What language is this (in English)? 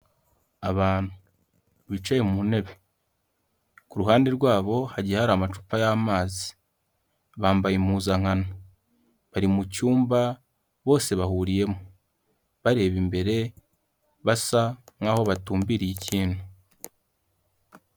Kinyarwanda